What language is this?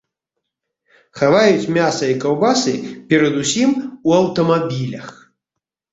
Belarusian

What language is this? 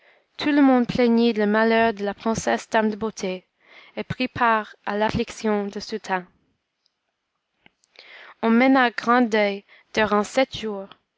French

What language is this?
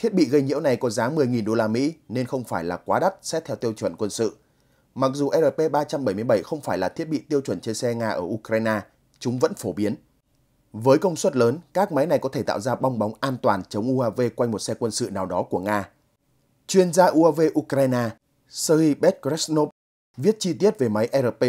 Vietnamese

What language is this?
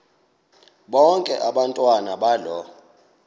Xhosa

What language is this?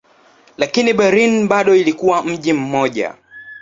Swahili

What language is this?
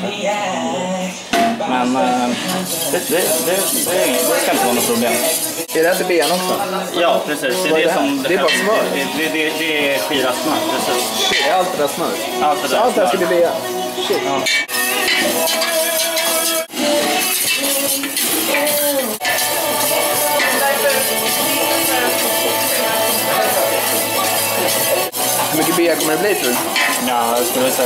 Swedish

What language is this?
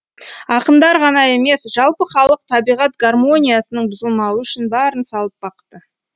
Kazakh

